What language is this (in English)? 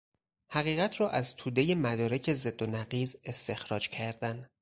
Persian